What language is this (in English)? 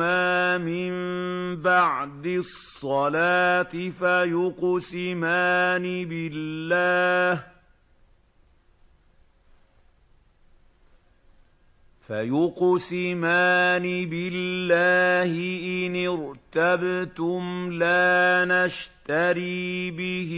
Arabic